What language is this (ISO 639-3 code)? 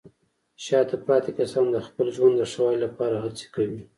pus